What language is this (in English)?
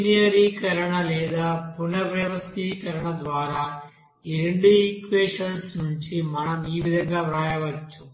Telugu